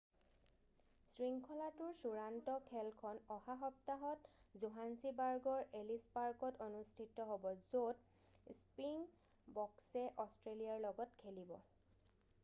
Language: Assamese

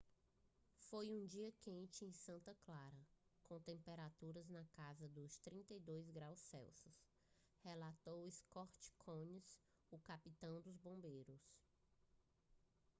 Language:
Portuguese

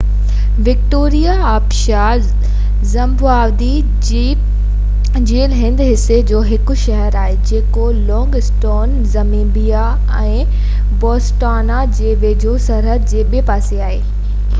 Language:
Sindhi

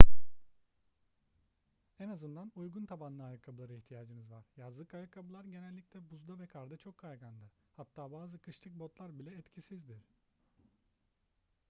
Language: Turkish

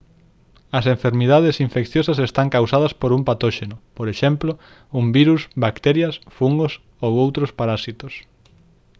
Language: Galician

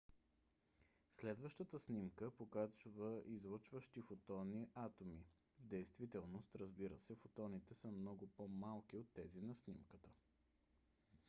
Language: Bulgarian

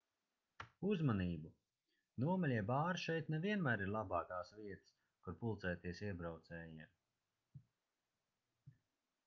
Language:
Latvian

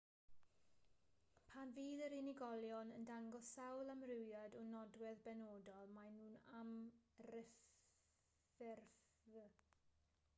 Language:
Welsh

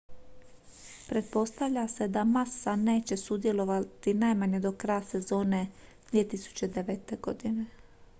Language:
Croatian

